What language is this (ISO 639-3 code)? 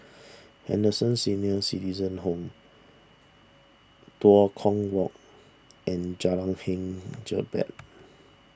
eng